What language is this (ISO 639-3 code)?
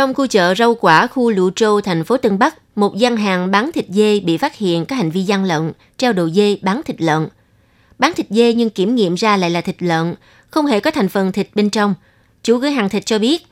vie